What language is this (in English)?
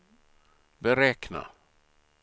Swedish